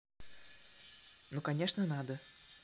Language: Russian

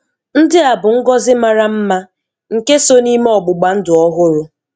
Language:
Igbo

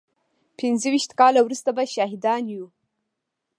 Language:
Pashto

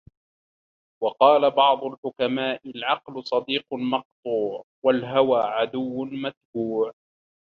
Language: Arabic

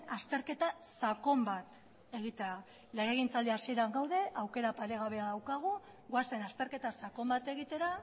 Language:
Basque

